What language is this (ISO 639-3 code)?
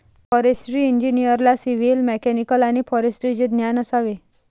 mar